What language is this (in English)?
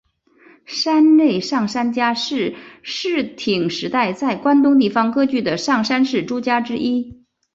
Chinese